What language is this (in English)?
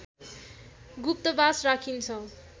Nepali